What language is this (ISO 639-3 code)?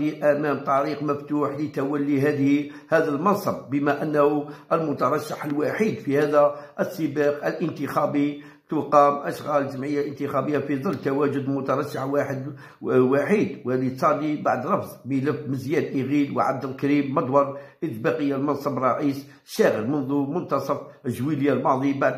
ara